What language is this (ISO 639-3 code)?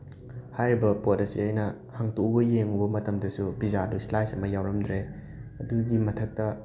mni